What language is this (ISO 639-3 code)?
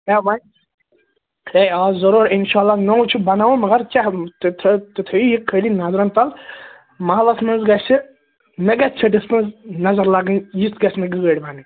kas